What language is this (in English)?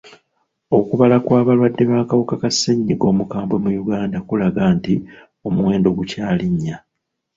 Ganda